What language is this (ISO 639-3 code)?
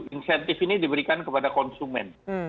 ind